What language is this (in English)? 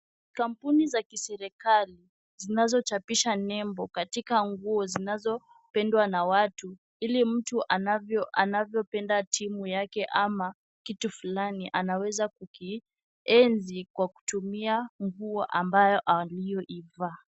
Swahili